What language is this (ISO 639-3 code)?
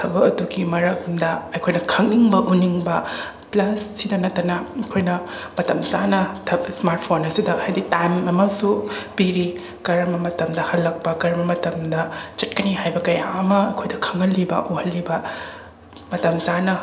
mni